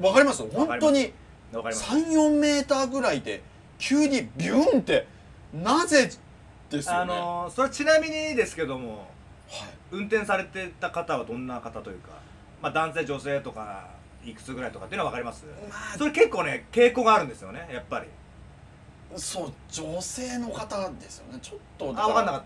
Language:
Japanese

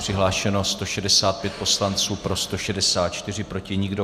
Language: Czech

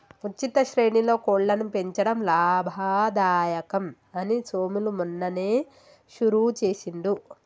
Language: Telugu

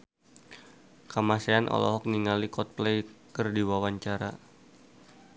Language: Sundanese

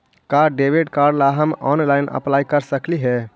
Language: Magahi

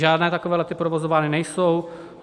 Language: Czech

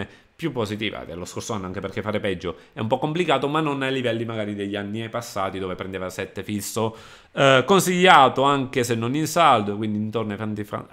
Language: Italian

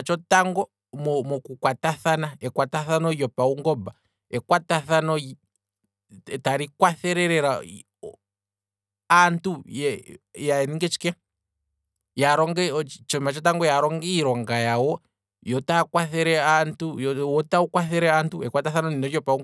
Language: Kwambi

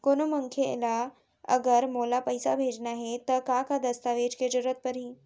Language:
Chhattisgarhi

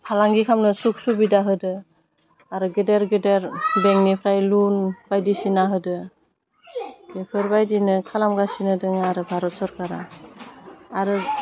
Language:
Bodo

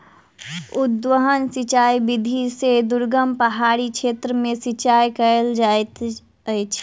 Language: Maithili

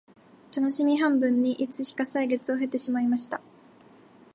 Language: Japanese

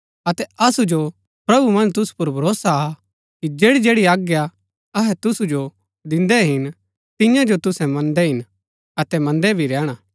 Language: Gaddi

